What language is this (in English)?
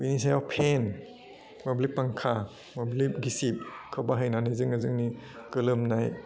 Bodo